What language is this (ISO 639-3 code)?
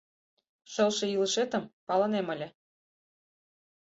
chm